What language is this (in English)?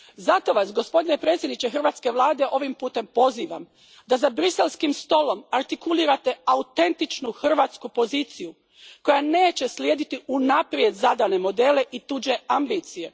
Croatian